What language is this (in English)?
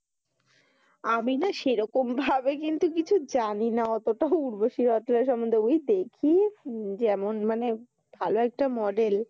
Bangla